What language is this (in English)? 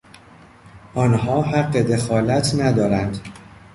Persian